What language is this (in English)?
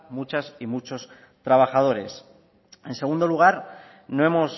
Spanish